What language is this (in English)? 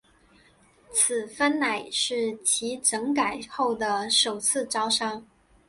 Chinese